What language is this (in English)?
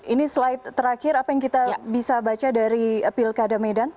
Indonesian